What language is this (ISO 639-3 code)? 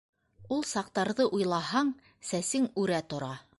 bak